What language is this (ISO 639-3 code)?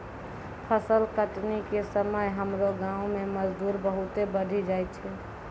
mai